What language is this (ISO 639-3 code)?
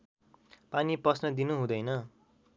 nep